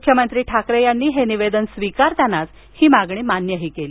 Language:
Marathi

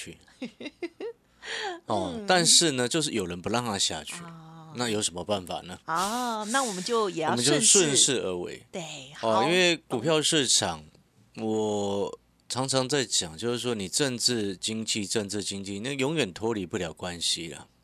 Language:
Chinese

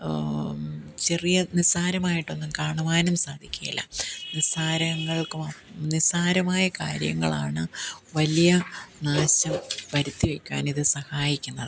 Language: Malayalam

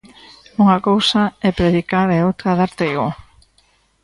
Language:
Galician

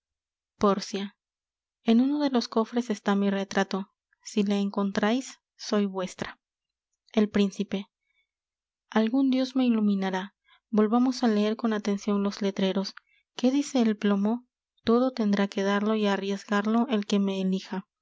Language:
Spanish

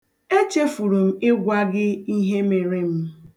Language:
Igbo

